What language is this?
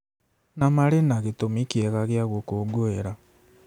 Kikuyu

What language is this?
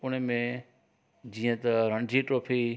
Sindhi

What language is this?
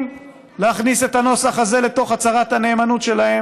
Hebrew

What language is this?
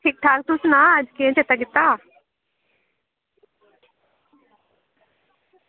Dogri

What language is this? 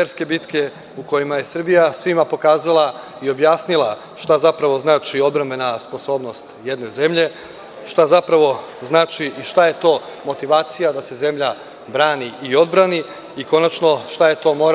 Serbian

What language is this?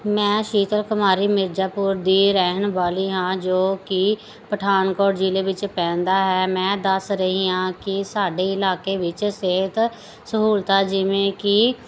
Punjabi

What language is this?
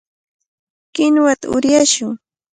Cajatambo North Lima Quechua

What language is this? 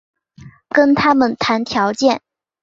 Chinese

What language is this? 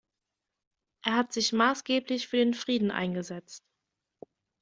German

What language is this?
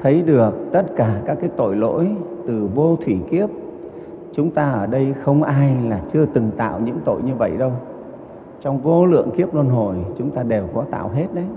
Vietnamese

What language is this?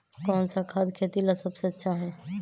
Magahi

